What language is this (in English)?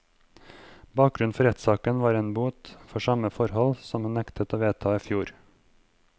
Norwegian